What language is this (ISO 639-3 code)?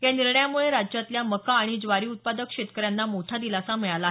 mar